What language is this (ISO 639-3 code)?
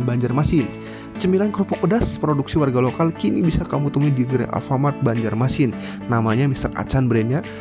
ind